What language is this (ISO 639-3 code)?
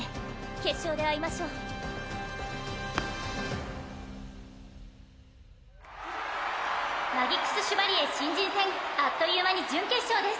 jpn